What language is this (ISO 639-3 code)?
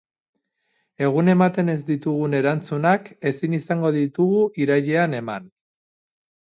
eus